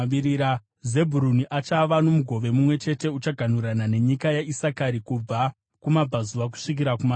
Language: Shona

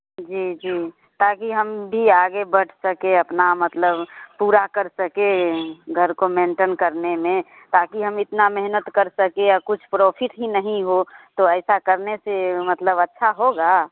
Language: Hindi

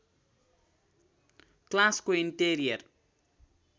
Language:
Nepali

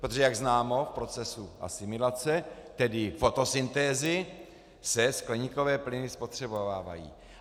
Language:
Czech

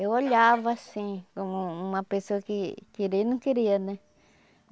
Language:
Portuguese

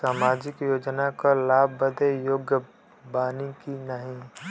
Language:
Bhojpuri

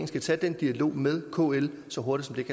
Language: Danish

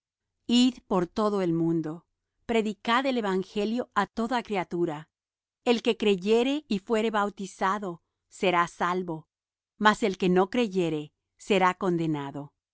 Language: Spanish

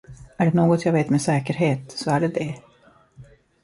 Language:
Swedish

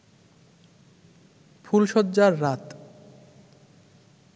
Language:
Bangla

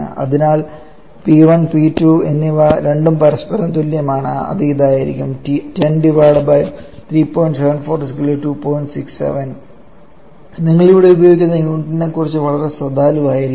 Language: Malayalam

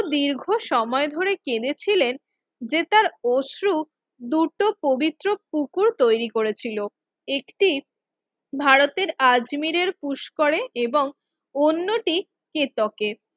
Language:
Bangla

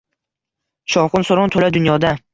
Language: Uzbek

